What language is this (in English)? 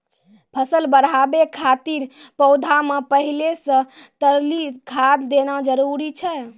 Maithili